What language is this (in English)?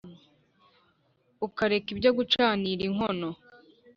Kinyarwanda